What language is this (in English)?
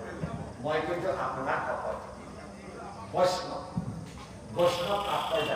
Bangla